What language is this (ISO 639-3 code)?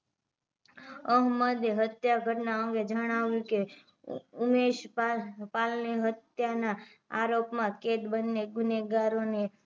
guj